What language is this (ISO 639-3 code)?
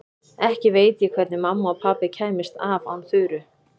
isl